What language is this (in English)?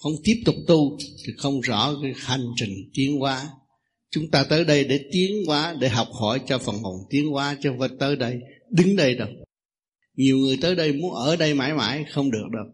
Vietnamese